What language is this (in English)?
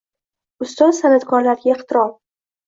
Uzbek